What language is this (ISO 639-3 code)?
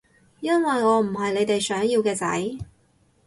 yue